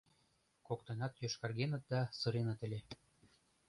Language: Mari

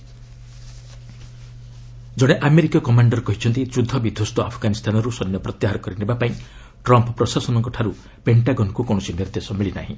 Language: Odia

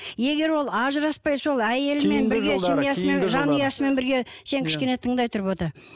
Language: Kazakh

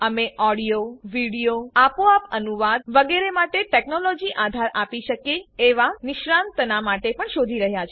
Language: Gujarati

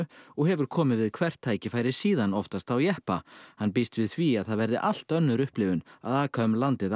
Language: Icelandic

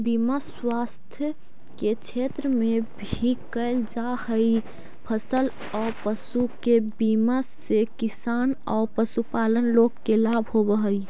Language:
Magahi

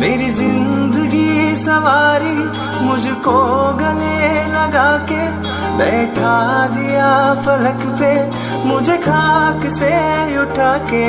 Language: Hindi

